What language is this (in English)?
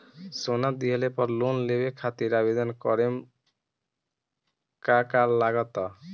Bhojpuri